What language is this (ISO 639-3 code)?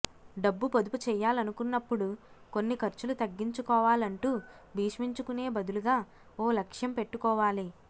tel